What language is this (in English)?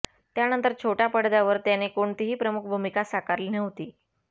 Marathi